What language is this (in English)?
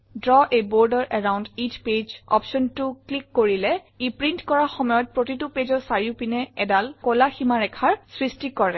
Assamese